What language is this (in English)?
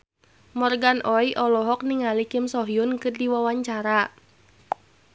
Sundanese